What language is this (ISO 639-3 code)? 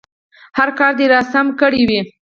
pus